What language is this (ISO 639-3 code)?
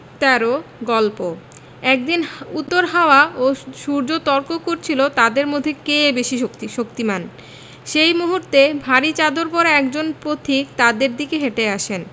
ben